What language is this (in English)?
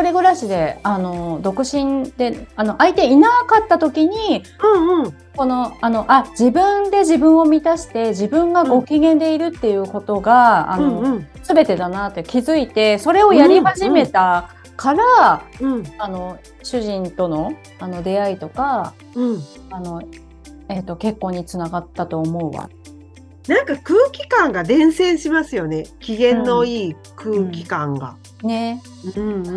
Japanese